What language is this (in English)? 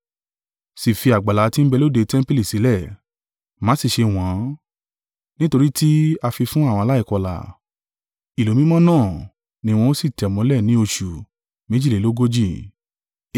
Yoruba